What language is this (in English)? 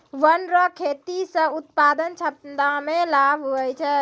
Maithili